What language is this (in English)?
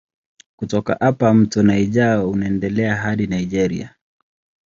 Swahili